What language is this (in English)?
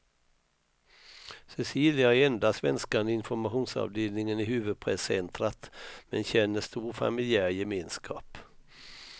Swedish